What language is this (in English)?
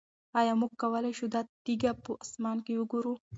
Pashto